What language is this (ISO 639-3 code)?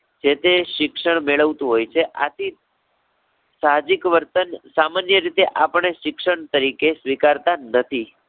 guj